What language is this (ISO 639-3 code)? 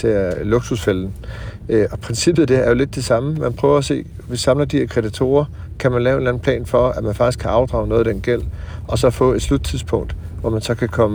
dan